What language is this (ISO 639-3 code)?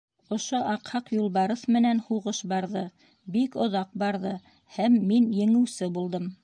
bak